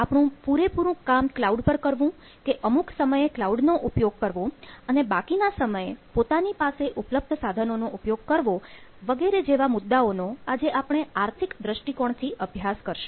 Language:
Gujarati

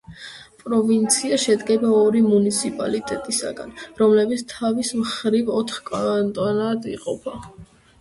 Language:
Georgian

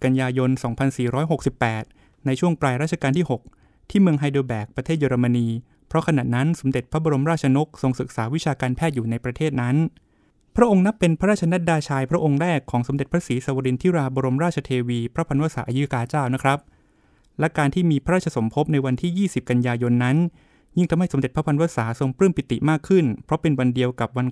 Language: Thai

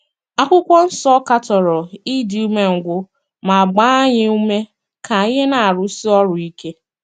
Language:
Igbo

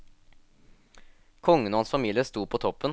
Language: Norwegian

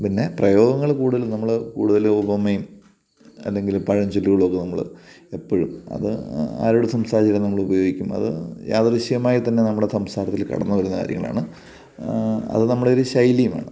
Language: Malayalam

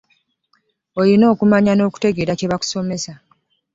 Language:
Ganda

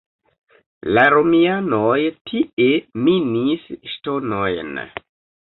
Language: Esperanto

